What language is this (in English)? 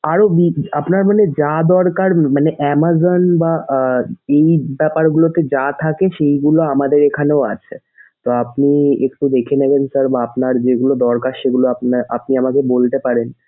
Bangla